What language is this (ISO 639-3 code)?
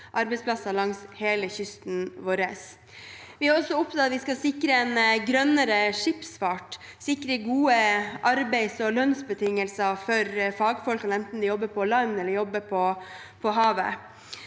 nor